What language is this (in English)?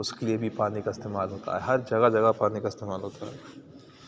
Urdu